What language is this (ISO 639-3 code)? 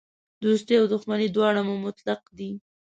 pus